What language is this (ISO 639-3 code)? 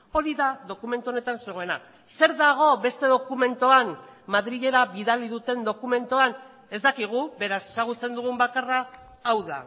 eus